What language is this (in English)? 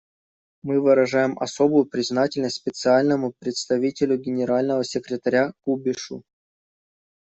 Russian